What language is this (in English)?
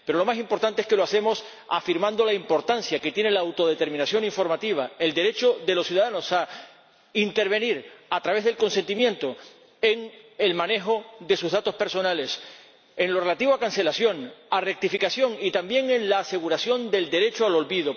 Spanish